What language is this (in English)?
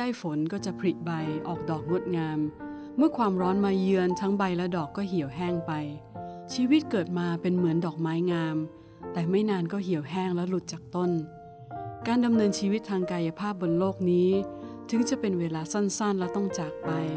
Thai